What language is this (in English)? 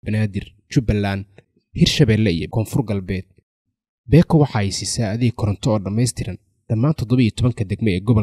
Arabic